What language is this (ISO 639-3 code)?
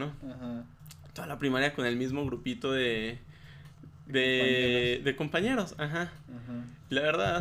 spa